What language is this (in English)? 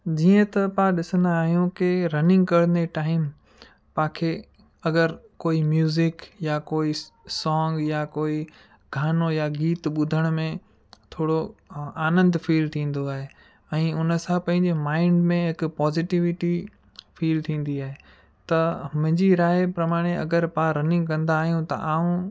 Sindhi